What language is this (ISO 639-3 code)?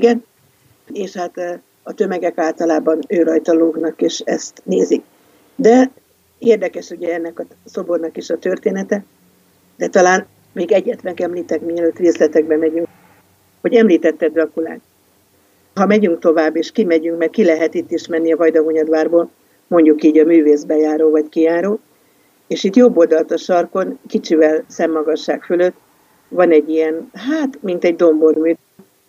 hun